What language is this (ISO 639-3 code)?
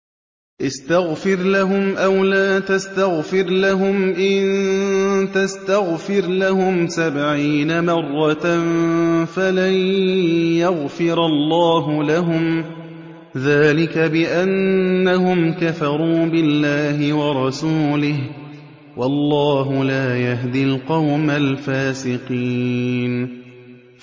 ara